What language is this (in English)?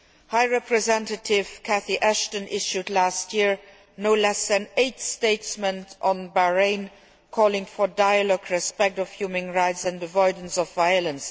English